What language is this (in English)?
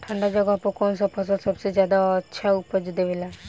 Bhojpuri